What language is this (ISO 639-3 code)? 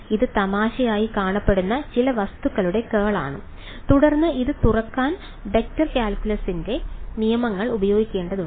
mal